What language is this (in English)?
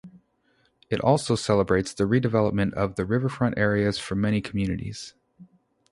English